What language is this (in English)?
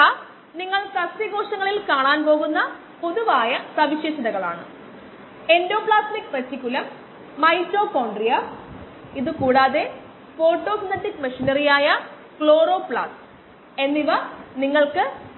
Malayalam